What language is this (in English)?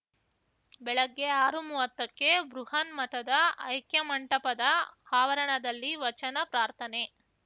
Kannada